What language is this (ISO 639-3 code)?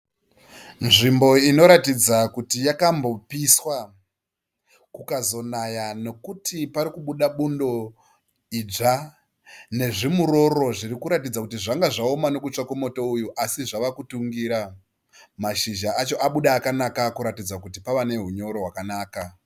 sna